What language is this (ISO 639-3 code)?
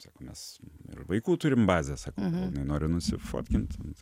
lit